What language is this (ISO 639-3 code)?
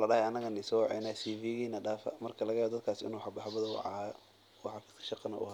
som